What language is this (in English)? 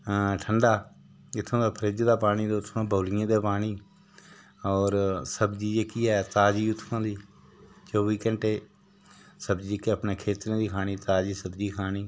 Dogri